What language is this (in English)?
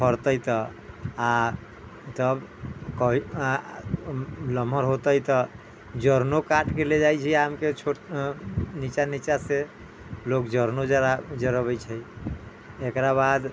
Maithili